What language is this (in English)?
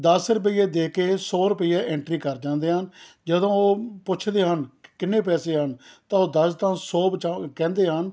Punjabi